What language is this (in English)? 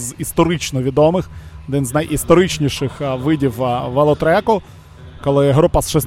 Ukrainian